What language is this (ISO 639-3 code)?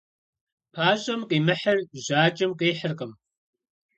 kbd